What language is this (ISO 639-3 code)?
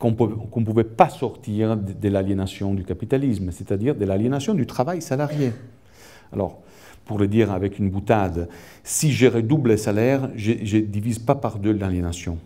fra